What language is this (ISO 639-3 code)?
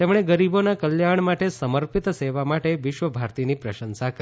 guj